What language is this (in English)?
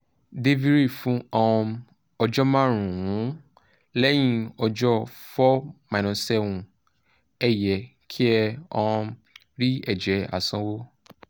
Yoruba